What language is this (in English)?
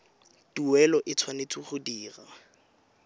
Tswana